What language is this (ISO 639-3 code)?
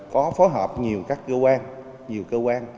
vie